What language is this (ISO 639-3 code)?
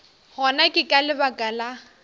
nso